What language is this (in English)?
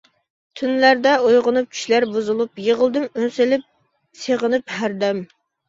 Uyghur